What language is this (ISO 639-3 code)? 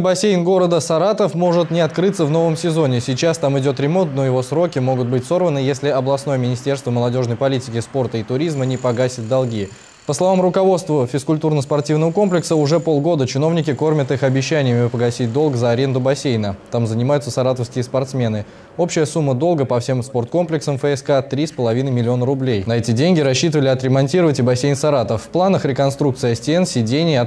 rus